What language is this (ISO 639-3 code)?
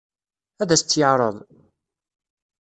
kab